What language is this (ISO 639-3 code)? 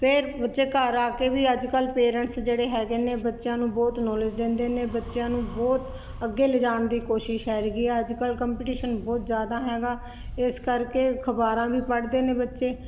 pan